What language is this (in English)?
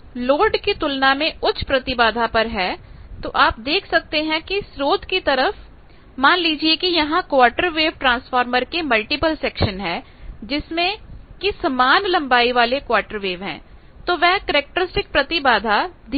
Hindi